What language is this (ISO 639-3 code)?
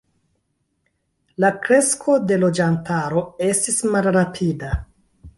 epo